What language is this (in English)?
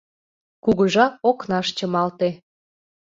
Mari